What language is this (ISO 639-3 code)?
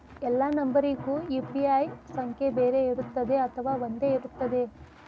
kan